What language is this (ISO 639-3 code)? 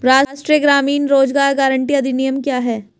hin